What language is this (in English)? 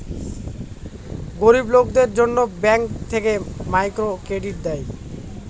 Bangla